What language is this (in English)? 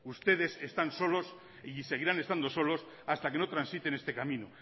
Spanish